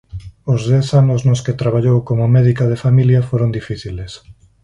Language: Galician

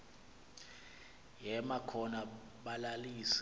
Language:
Xhosa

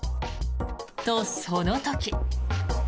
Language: Japanese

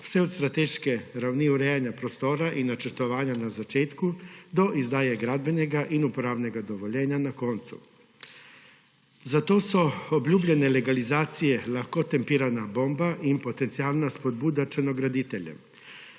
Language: Slovenian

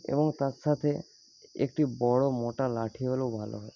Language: Bangla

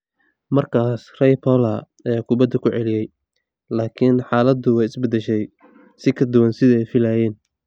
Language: Somali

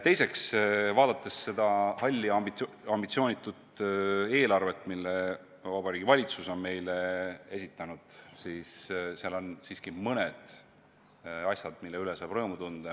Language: Estonian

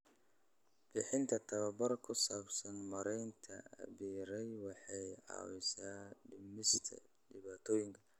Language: Somali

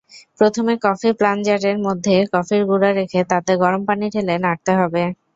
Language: Bangla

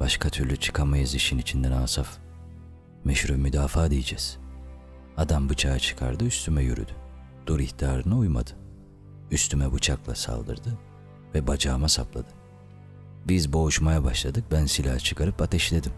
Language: Turkish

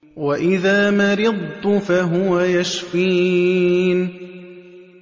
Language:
Arabic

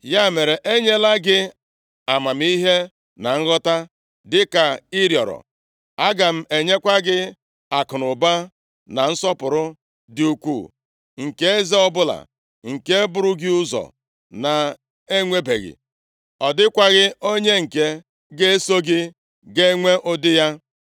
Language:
Igbo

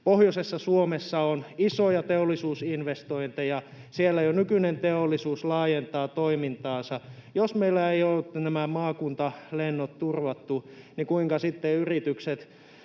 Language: Finnish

